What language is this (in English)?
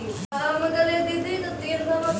Maithili